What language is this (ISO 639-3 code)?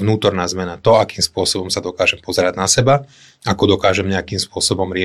slk